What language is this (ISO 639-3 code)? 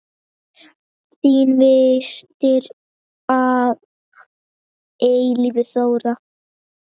isl